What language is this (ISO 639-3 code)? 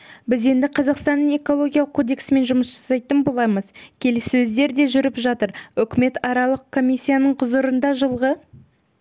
kaz